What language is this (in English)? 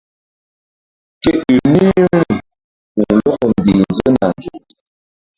Mbum